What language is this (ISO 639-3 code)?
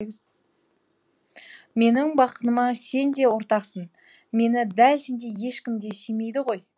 kaz